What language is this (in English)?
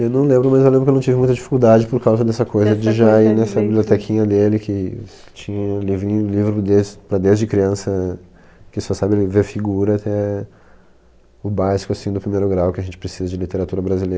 Portuguese